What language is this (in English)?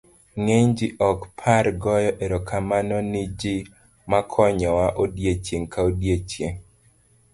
Luo (Kenya and Tanzania)